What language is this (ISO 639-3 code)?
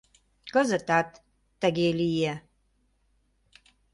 chm